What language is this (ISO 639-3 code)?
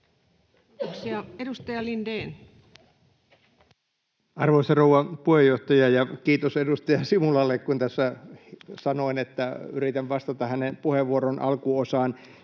fin